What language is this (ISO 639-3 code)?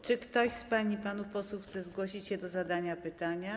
pol